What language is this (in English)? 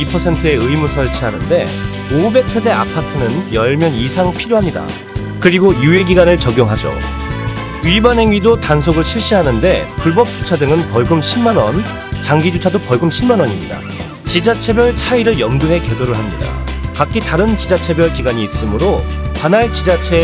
Korean